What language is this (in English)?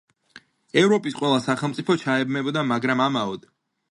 Georgian